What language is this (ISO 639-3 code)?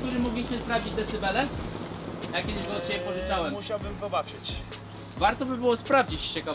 pol